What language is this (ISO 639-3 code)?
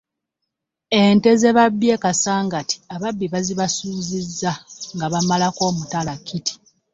lug